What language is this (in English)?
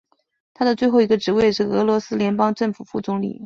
Chinese